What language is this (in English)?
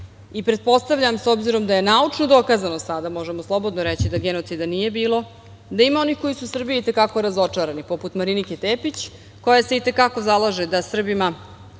Serbian